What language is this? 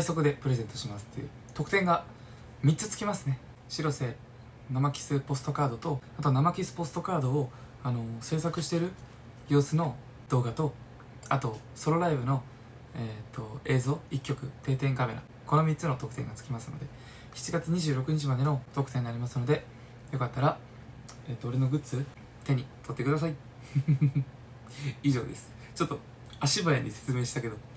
Japanese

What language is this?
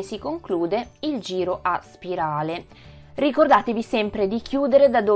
Italian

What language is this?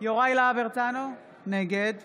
Hebrew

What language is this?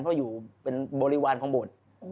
Thai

